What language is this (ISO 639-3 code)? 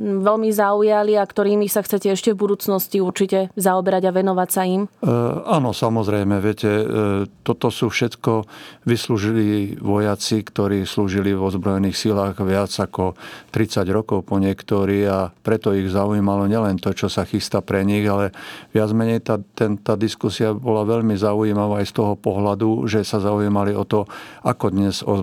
slk